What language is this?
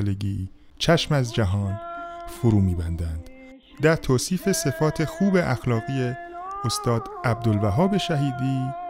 Persian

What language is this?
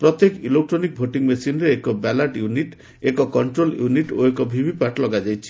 Odia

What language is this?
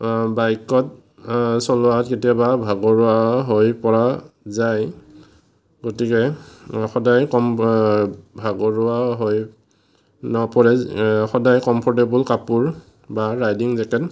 Assamese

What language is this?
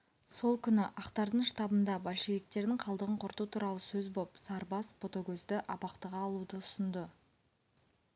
Kazakh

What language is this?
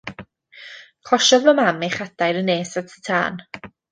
Welsh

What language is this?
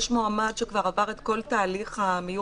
Hebrew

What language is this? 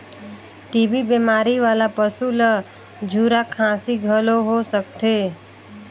Chhattisgarhi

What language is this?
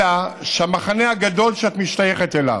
Hebrew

